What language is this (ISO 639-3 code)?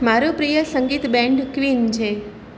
guj